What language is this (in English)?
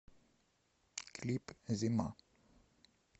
Russian